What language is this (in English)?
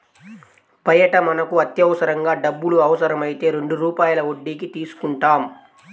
Telugu